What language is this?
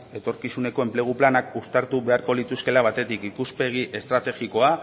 Basque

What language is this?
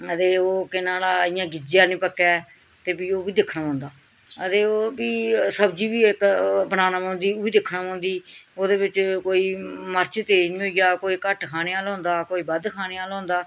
Dogri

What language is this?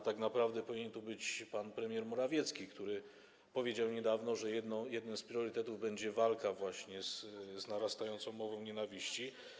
Polish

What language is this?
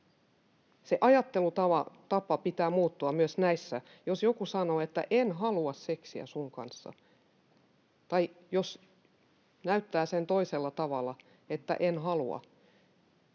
Finnish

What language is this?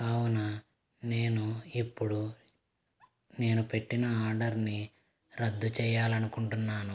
Telugu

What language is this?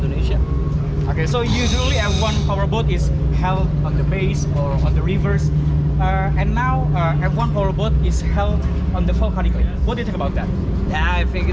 Indonesian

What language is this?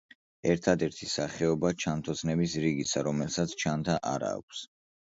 Georgian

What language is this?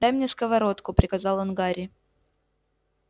Russian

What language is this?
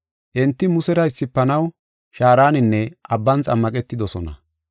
Gofa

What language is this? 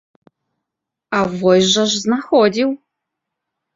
Belarusian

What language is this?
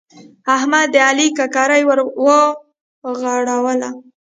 Pashto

